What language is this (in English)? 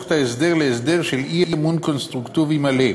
Hebrew